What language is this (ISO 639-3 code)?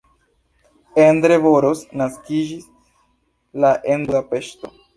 epo